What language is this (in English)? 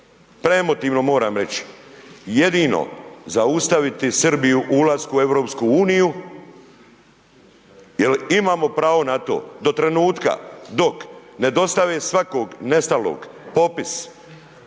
Croatian